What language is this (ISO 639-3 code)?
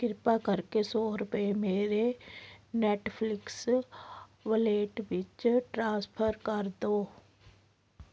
pan